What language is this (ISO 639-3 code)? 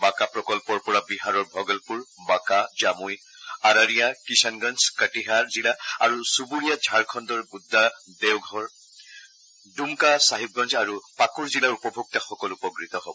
asm